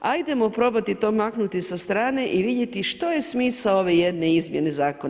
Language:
Croatian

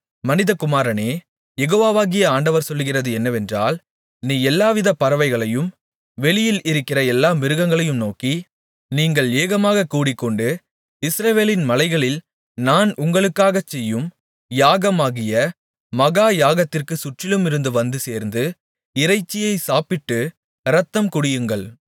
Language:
Tamil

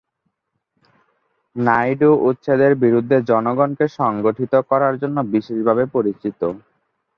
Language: Bangla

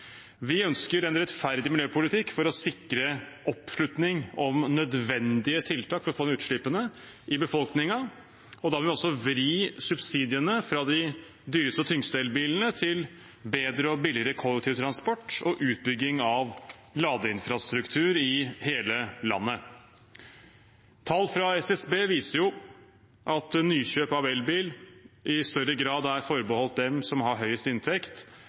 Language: Norwegian Bokmål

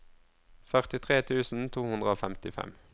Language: Norwegian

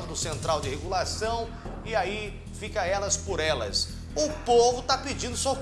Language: Portuguese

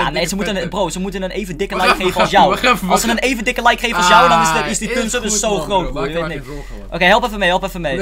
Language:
Dutch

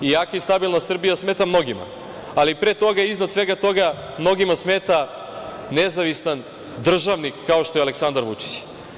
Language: Serbian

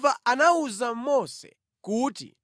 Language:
Nyanja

